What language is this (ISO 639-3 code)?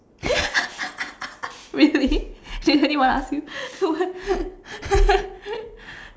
eng